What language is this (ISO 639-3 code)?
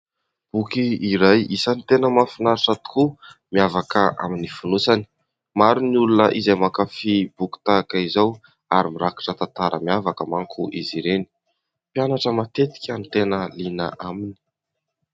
mlg